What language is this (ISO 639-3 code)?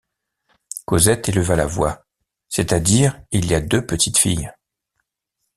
fra